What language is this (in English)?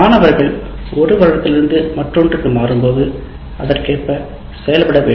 Tamil